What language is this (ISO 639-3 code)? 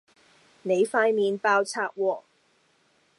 yue